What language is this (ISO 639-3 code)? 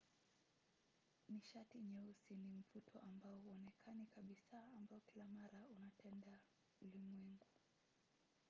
swa